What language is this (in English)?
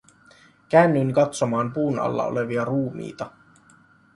Finnish